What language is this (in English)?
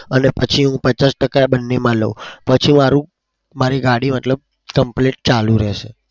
Gujarati